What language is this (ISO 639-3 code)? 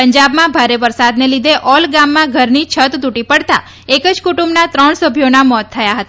guj